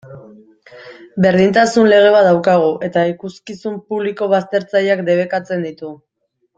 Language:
Basque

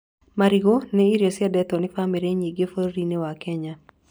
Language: Kikuyu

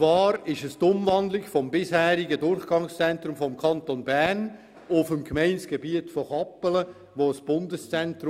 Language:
Swiss German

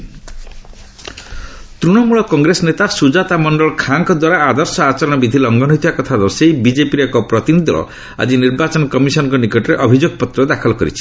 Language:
Odia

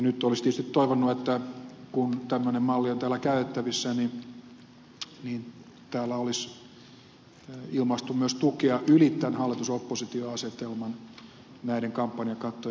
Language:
Finnish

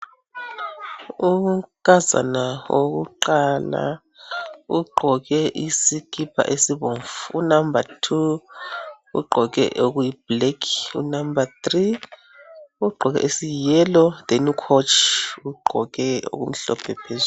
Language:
North Ndebele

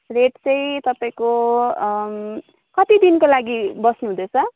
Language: Nepali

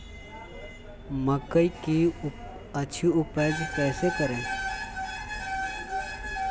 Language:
Magahi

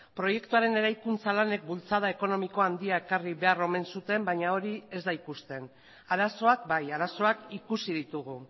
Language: Basque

